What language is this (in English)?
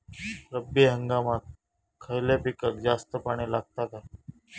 Marathi